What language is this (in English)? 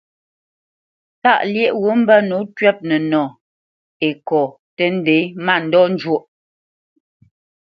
Bamenyam